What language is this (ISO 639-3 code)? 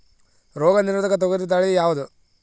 kan